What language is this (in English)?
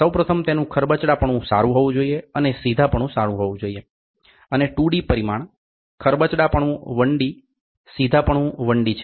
Gujarati